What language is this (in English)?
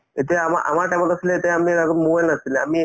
Assamese